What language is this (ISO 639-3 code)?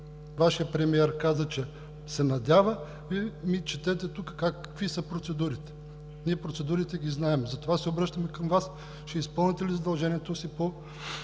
bul